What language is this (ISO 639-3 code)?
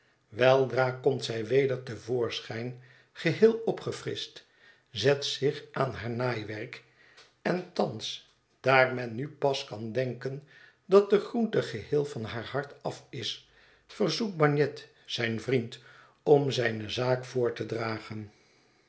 nld